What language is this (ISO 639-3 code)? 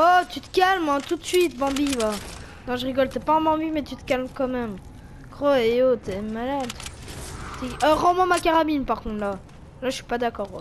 fra